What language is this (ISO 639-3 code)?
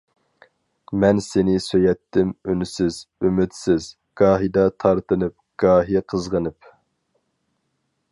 uig